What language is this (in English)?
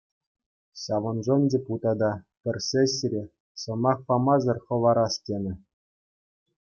Chuvash